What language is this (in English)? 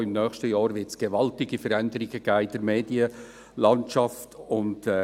Swiss German